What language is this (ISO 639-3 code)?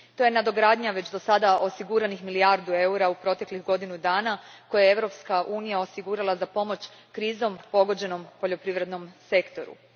hrv